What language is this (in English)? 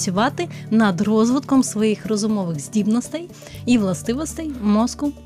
Ukrainian